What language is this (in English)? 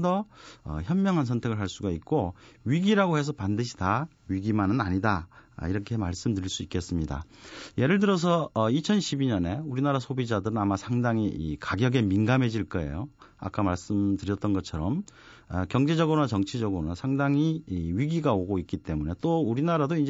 Korean